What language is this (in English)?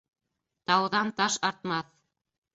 Bashkir